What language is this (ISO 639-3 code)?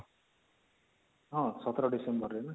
ori